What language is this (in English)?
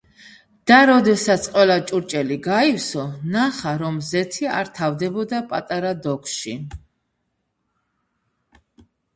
Georgian